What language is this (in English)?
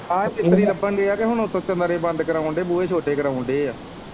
Punjabi